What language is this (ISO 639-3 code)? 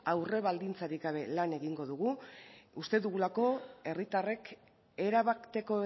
eus